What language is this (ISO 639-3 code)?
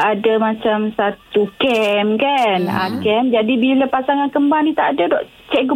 msa